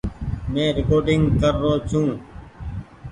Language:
Goaria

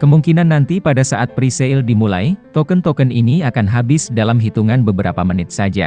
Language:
Indonesian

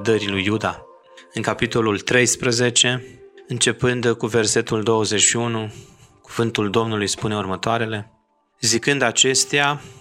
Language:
Romanian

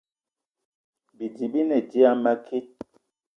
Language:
Eton (Cameroon)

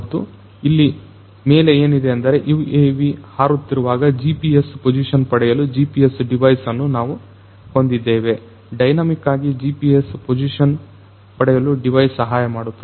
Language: Kannada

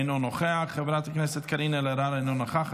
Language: Hebrew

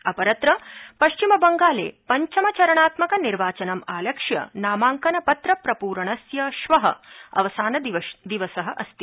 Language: Sanskrit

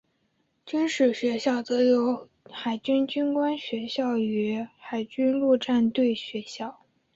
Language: Chinese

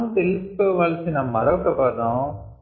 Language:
Telugu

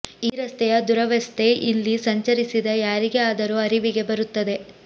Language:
Kannada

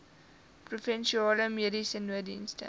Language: Afrikaans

